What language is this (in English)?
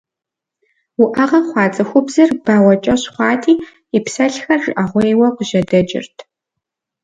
Kabardian